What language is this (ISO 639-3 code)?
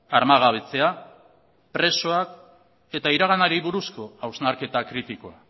eus